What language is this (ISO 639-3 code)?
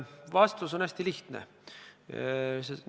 est